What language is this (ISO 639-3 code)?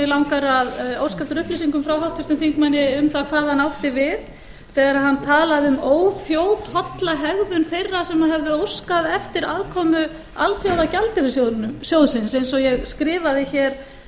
isl